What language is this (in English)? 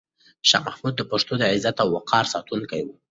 Pashto